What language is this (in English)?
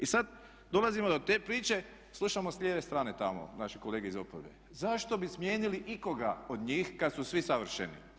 Croatian